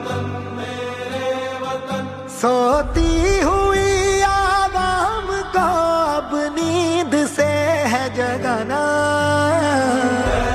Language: Hindi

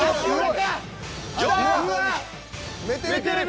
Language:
Japanese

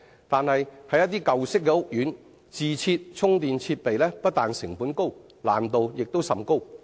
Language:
Cantonese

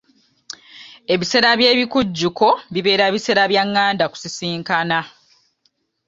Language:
Ganda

